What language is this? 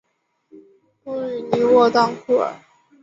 Chinese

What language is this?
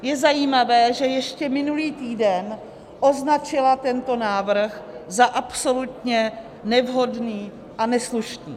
Czech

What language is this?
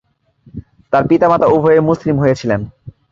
Bangla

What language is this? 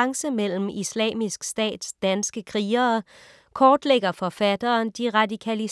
Danish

